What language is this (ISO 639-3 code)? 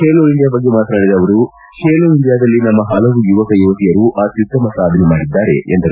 kan